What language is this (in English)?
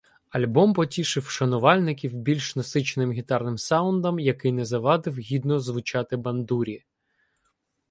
Ukrainian